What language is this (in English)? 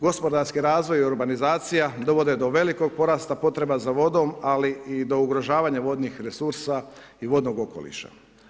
Croatian